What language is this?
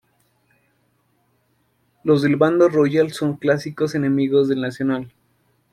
Spanish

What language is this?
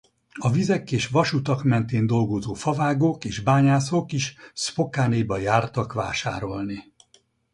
Hungarian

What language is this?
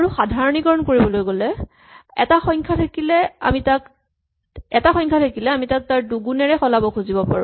Assamese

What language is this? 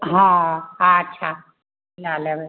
Maithili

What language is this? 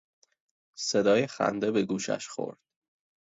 Persian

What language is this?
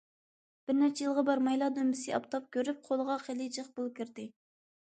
Uyghur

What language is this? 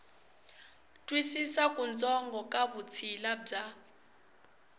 Tsonga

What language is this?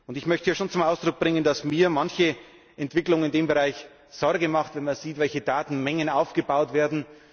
German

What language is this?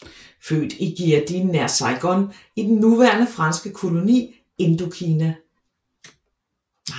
Danish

